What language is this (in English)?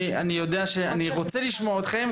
Hebrew